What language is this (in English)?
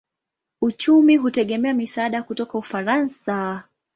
Swahili